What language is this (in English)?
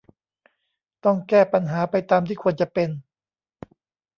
Thai